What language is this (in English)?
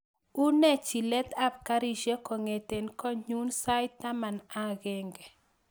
Kalenjin